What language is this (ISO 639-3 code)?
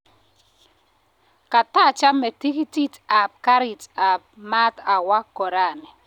kln